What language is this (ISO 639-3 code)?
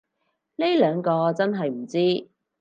yue